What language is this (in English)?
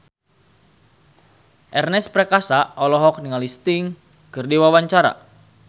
Sundanese